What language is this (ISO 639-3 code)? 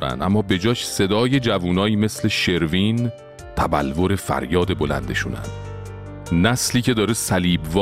fas